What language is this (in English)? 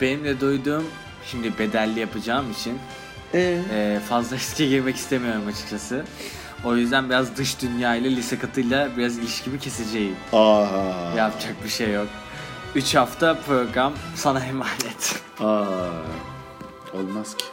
Turkish